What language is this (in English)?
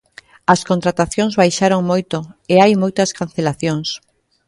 Galician